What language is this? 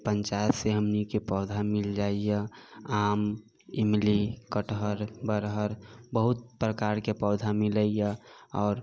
Maithili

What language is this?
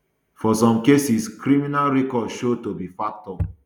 Nigerian Pidgin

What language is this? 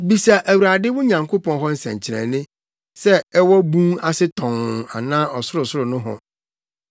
Akan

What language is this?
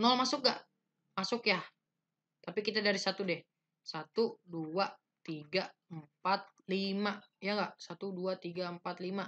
Indonesian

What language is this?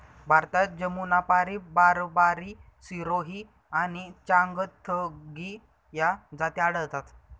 Marathi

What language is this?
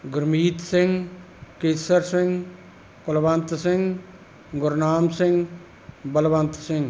Punjabi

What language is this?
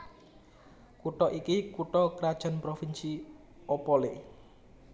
Javanese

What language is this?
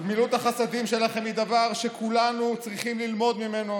Hebrew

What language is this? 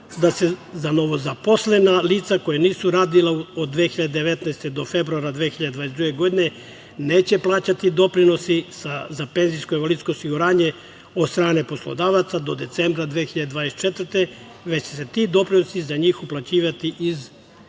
Serbian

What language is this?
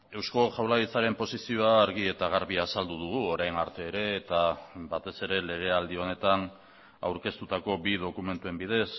Basque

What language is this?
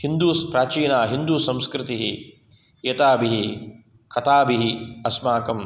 Sanskrit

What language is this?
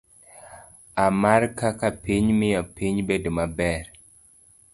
Luo (Kenya and Tanzania)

